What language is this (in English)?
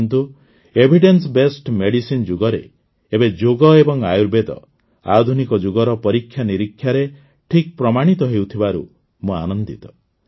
Odia